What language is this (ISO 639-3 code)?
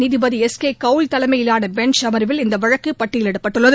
tam